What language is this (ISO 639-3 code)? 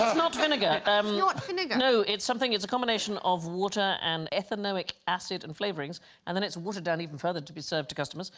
eng